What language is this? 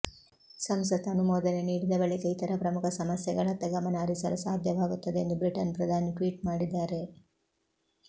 Kannada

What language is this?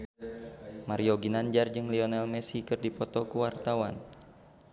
Sundanese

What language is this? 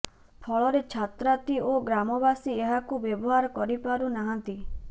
Odia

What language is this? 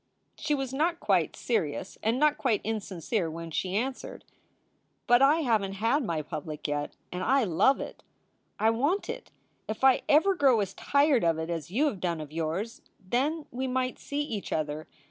English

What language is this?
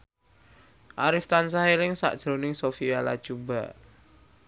Javanese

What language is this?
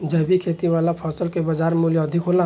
Bhojpuri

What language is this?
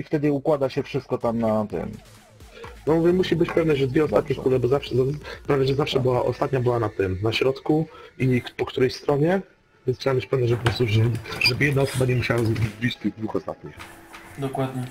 Polish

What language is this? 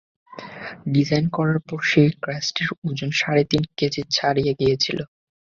Bangla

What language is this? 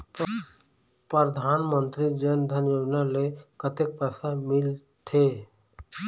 Chhattisgarhi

